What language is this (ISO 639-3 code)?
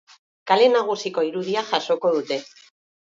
eus